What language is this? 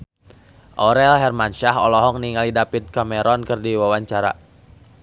Sundanese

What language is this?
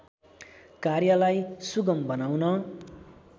Nepali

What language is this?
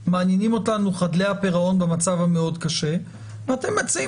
Hebrew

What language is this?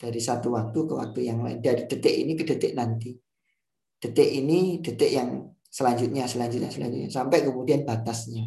Indonesian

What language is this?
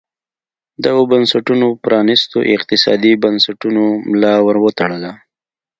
Pashto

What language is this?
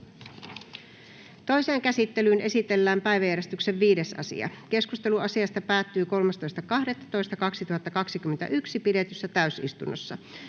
Finnish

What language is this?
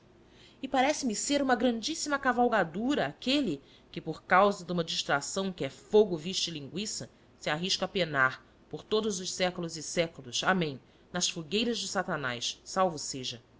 Portuguese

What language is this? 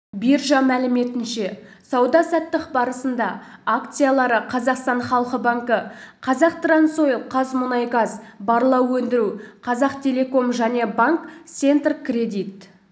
Kazakh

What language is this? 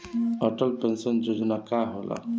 Bhojpuri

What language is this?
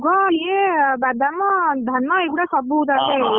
Odia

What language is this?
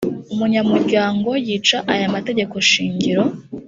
Kinyarwanda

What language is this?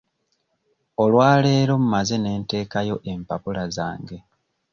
Ganda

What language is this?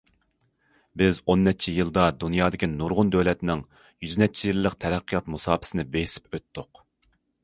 Uyghur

